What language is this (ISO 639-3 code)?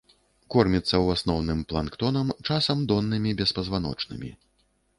bel